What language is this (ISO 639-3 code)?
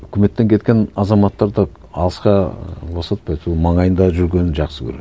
kaz